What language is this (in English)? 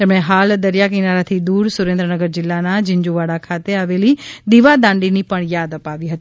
Gujarati